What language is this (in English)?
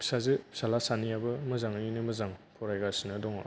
Bodo